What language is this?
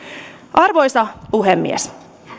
Finnish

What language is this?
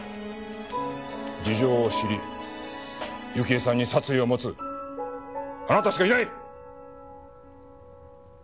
Japanese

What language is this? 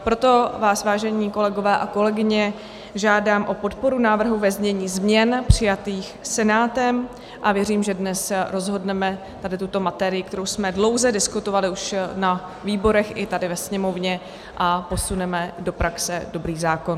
Czech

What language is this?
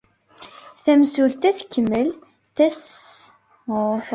Kabyle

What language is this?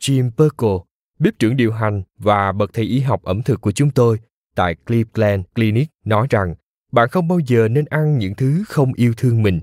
Vietnamese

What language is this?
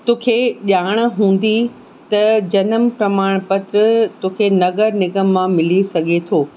Sindhi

